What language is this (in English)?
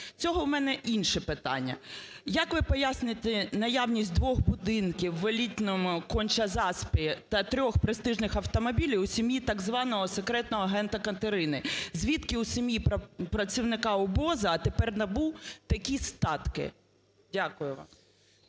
Ukrainian